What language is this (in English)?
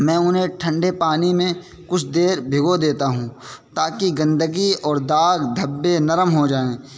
Urdu